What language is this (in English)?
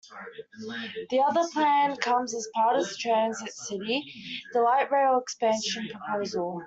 English